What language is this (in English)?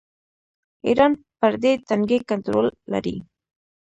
Pashto